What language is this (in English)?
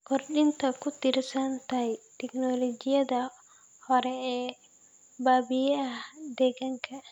Somali